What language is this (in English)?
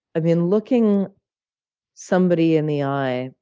English